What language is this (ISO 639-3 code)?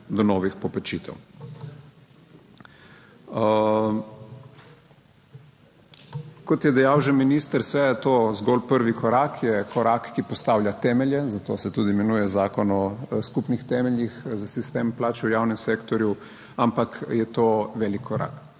slv